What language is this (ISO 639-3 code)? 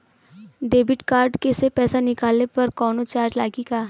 bho